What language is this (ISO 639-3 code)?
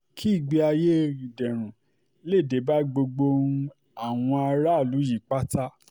yor